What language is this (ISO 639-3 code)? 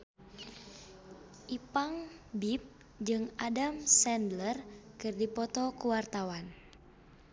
sun